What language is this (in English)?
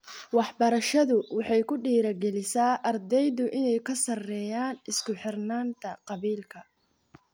Somali